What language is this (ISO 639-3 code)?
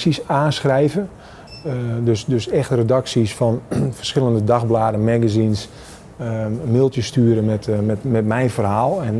nld